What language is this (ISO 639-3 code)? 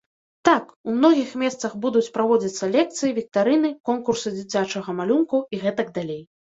bel